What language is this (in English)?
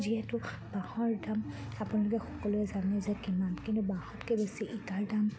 Assamese